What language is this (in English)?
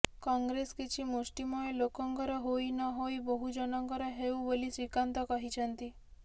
Odia